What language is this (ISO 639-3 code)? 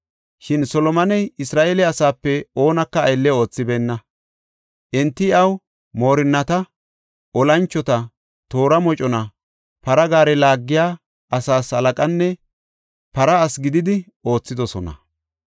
gof